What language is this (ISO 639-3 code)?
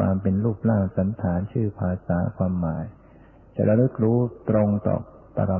tha